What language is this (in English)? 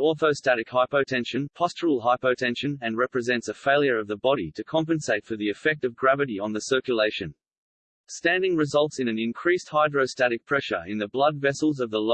English